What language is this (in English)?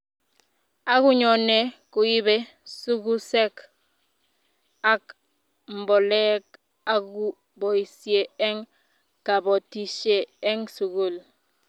Kalenjin